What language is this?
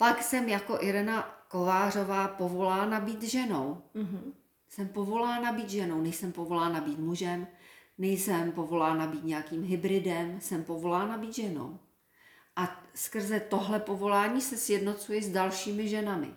Czech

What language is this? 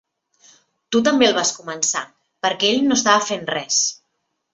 Catalan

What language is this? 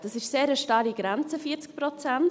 Swiss German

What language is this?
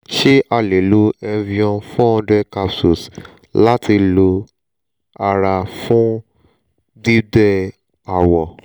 Yoruba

